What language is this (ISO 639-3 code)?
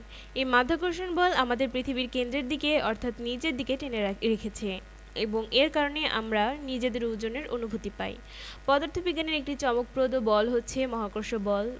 ben